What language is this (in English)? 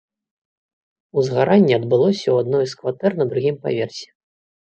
Belarusian